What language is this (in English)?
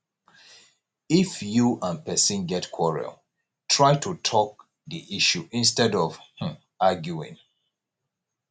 Nigerian Pidgin